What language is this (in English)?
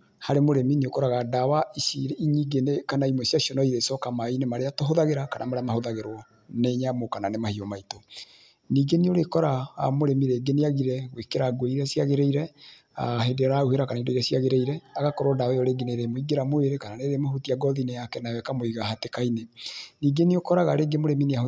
Kikuyu